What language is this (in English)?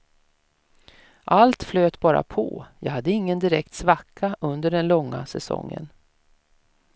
Swedish